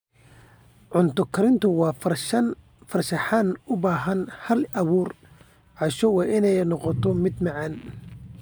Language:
Somali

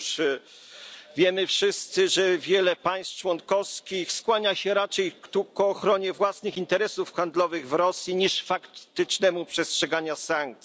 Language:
Polish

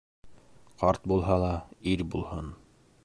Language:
Bashkir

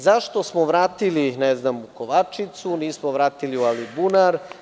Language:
Serbian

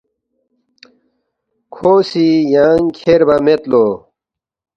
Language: Balti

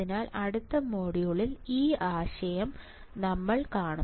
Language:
Malayalam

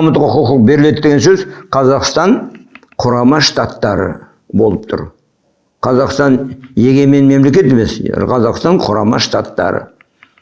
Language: Kazakh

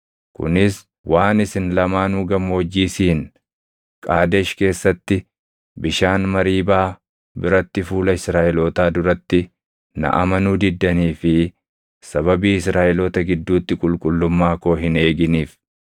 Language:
Oromo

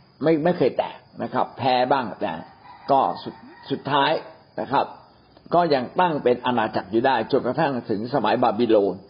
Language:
Thai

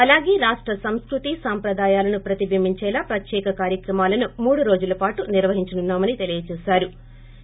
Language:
Telugu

